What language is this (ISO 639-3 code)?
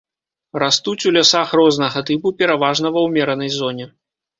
bel